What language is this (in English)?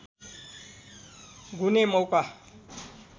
Nepali